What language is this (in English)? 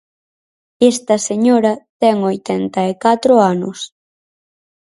Galician